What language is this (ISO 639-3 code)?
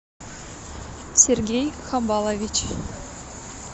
rus